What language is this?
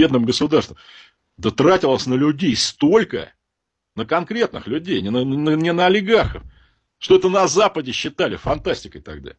Russian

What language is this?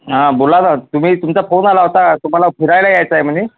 Marathi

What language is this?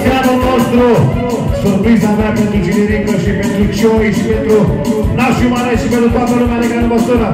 Romanian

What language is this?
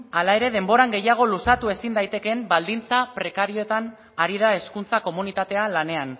Basque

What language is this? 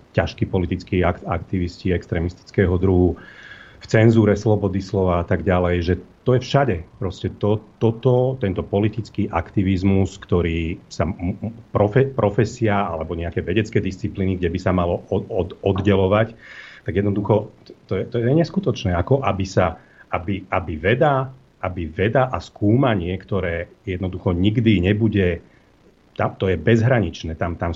Slovak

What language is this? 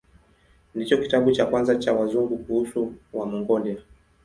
Swahili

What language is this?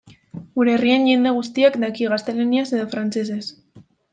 Basque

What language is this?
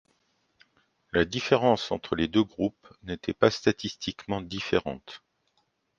French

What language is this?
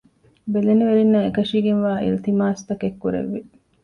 Divehi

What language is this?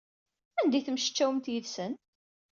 Kabyle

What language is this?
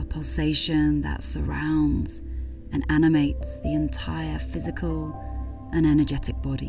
English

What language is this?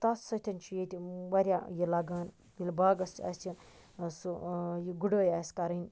Kashmiri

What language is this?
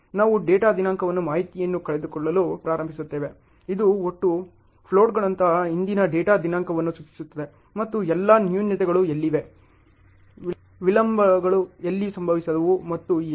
Kannada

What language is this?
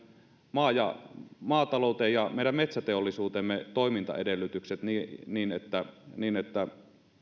Finnish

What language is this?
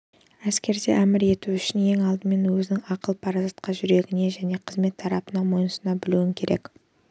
Kazakh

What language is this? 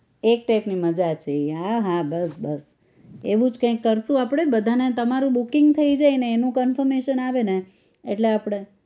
Gujarati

